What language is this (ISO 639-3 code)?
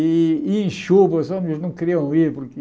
por